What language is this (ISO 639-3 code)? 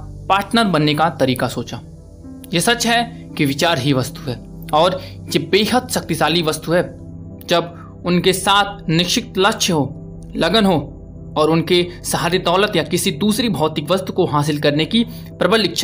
hin